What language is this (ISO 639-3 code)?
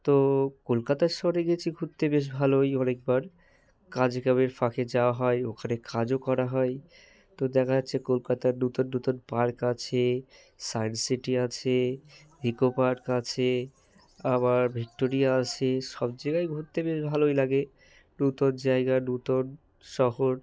ben